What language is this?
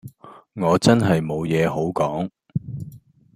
Cantonese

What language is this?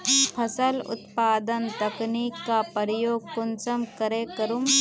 Magahi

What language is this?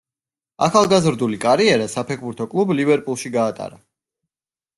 Georgian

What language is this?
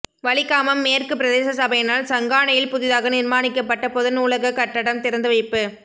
Tamil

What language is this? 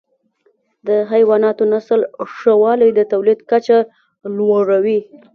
Pashto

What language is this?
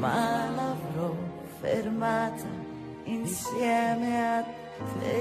Italian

